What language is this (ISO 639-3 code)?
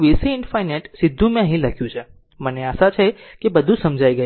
guj